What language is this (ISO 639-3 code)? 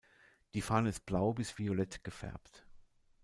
deu